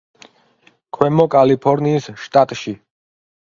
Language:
Georgian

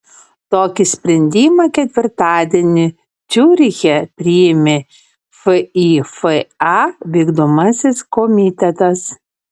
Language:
Lithuanian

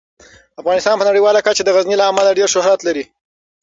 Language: Pashto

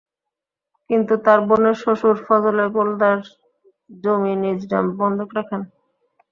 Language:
Bangla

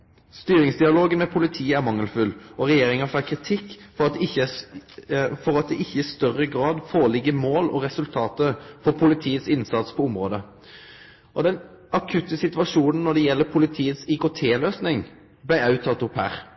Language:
Norwegian Nynorsk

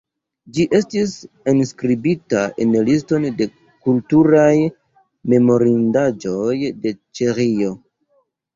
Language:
Esperanto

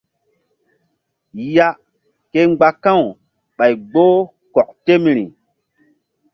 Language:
Mbum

